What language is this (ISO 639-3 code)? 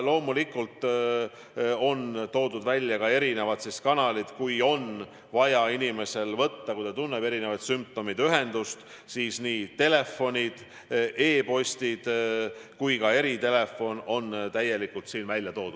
est